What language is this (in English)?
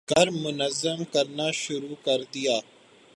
Urdu